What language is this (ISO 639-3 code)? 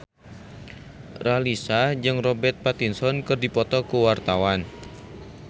sun